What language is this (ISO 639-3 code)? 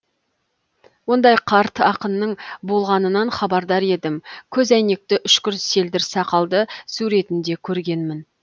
kaz